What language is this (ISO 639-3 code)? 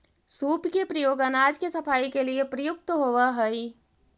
mag